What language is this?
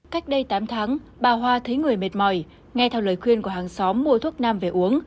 Vietnamese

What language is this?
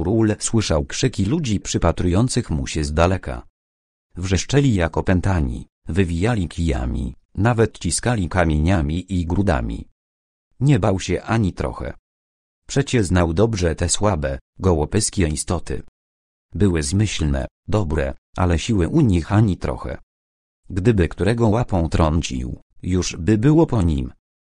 Polish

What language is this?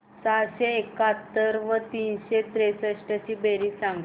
Marathi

